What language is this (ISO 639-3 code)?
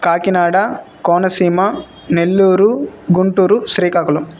tel